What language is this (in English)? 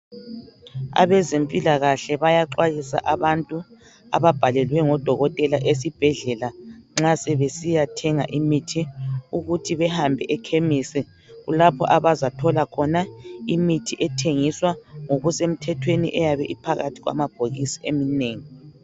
North Ndebele